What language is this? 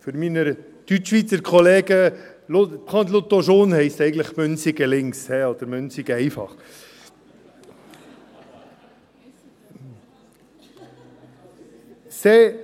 Swiss German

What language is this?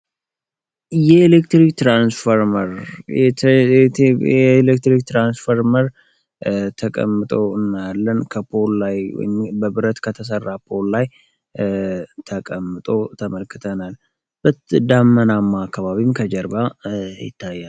Amharic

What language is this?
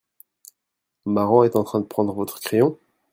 French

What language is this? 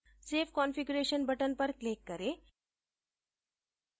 Hindi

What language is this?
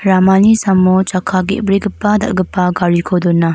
Garo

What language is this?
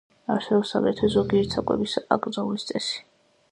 Georgian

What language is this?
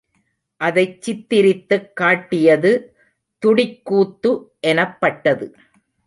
Tamil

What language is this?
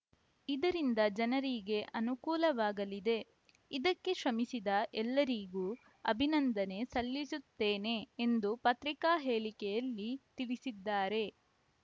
Kannada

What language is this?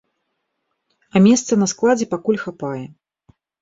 Belarusian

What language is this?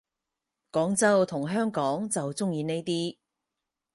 Cantonese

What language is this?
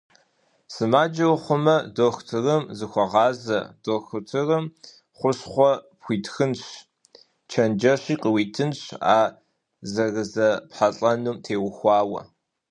Kabardian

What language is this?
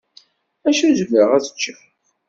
Kabyle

